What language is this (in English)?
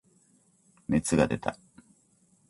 Japanese